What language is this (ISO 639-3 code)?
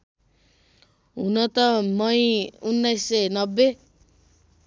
nep